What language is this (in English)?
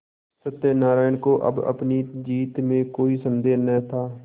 Hindi